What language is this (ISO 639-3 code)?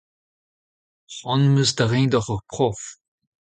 bre